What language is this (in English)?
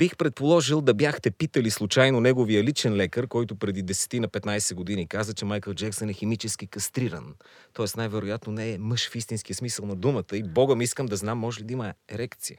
Bulgarian